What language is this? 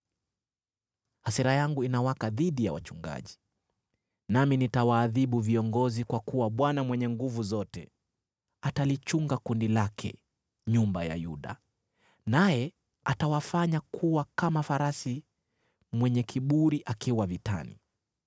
Swahili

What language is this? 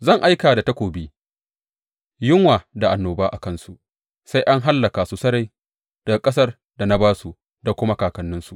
Hausa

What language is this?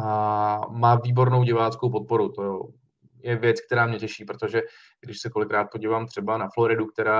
Czech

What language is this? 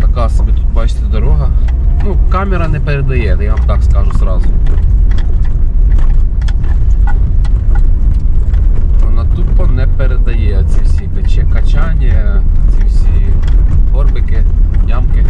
Ukrainian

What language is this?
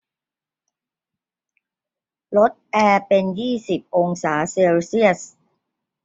Thai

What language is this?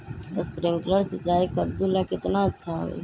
Magahi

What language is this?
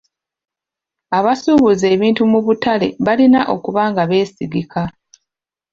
Ganda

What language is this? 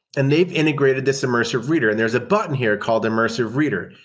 English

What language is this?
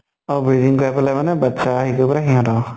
Assamese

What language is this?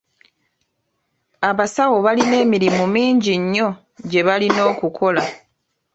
Ganda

